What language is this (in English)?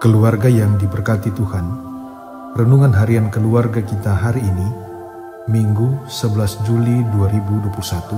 Indonesian